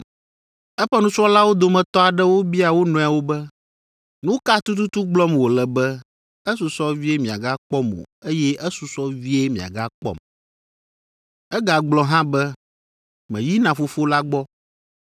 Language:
Ewe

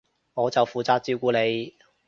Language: Cantonese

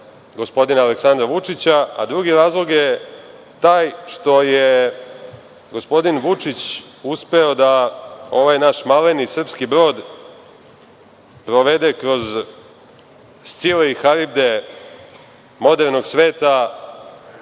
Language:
Serbian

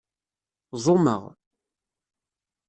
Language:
Kabyle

